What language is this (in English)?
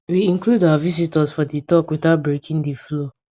Nigerian Pidgin